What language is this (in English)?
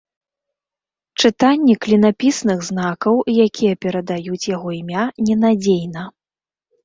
Belarusian